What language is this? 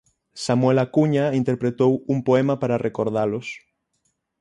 Galician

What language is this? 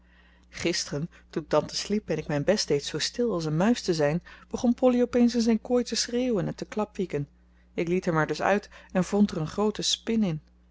Dutch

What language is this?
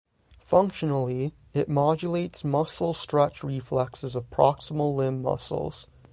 English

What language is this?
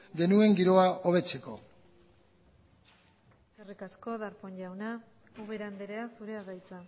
Basque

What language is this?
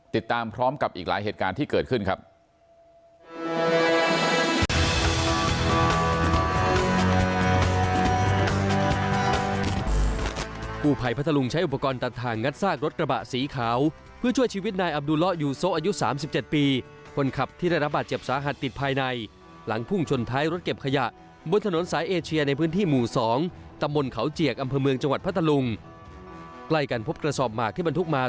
Thai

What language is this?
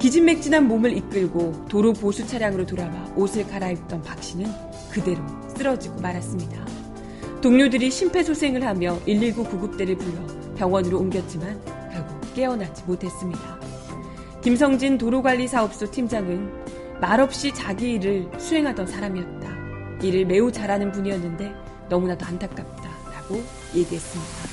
Korean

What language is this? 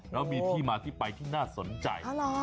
Thai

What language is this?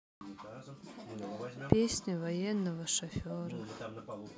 Russian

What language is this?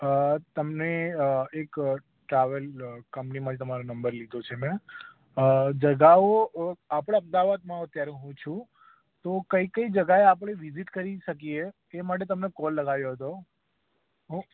Gujarati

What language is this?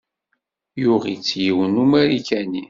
Kabyle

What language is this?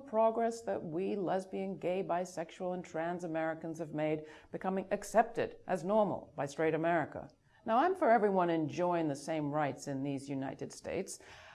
English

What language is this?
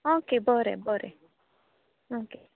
Konkani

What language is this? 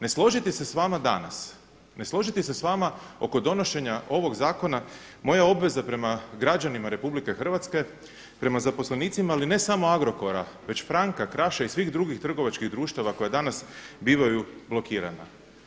Croatian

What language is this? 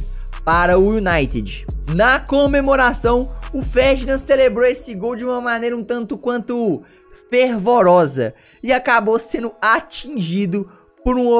Portuguese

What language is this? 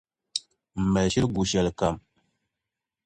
Dagbani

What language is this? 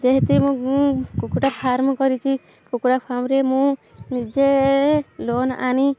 Odia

